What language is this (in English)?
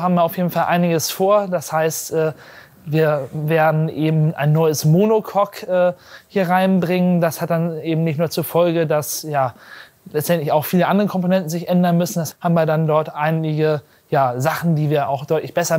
German